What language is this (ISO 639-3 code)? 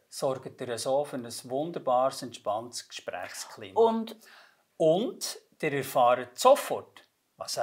deu